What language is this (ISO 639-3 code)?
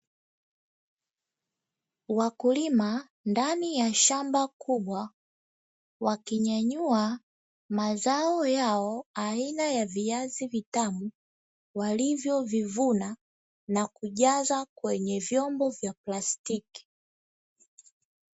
swa